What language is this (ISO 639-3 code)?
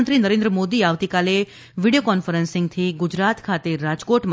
guj